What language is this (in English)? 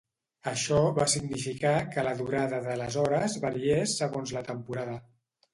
Catalan